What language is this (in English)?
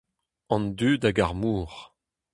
Breton